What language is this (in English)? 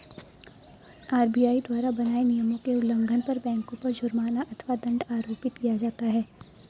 Hindi